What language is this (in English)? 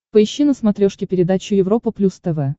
Russian